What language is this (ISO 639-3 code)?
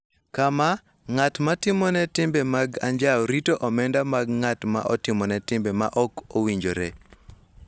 luo